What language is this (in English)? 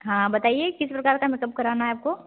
Hindi